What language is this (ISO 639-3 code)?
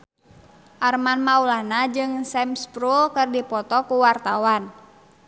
sun